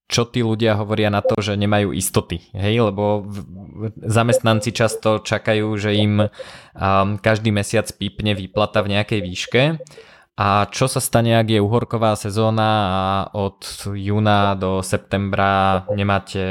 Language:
Slovak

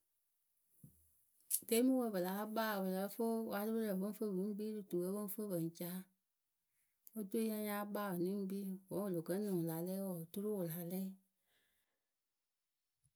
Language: Akebu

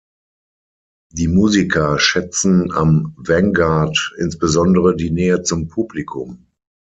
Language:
German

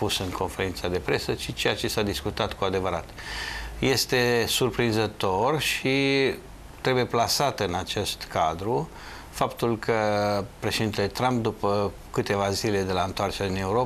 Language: Romanian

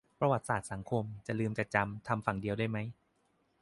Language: Thai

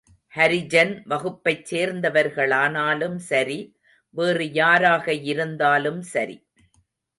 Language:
Tamil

